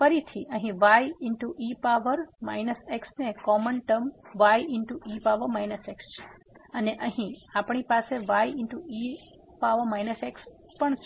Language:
Gujarati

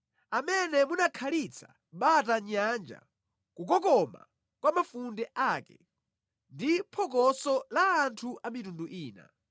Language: Nyanja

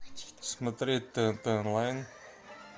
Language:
Russian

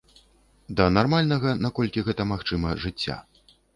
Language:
Belarusian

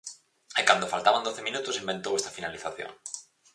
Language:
Galician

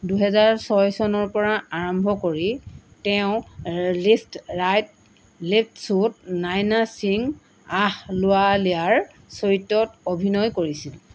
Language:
Assamese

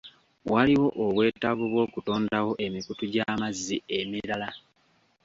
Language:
Ganda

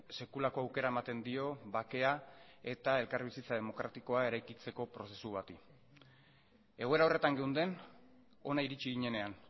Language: Basque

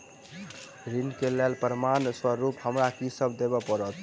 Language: Maithili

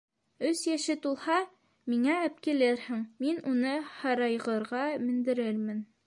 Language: Bashkir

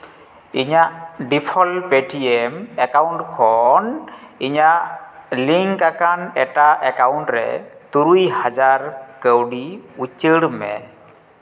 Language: Santali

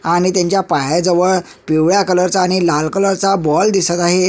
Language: Marathi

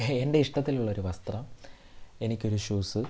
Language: Malayalam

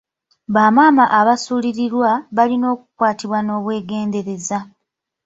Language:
Ganda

